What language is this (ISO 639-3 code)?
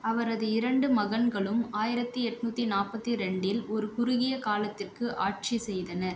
tam